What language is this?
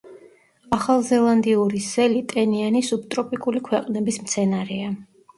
Georgian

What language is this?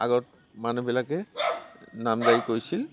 Assamese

